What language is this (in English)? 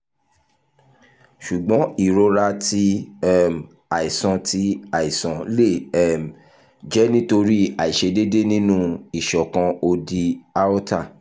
Yoruba